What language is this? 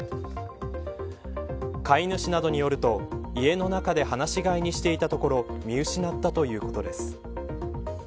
Japanese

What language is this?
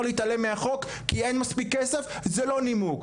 Hebrew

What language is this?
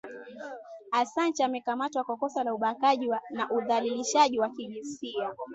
Swahili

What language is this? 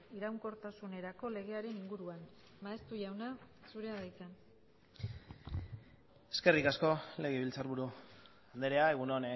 Basque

